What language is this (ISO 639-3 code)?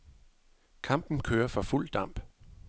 dan